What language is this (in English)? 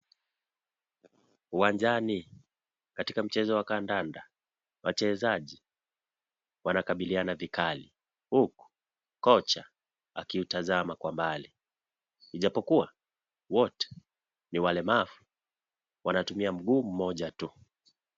Swahili